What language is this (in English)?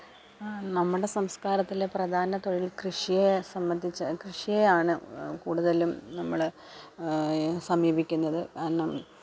Malayalam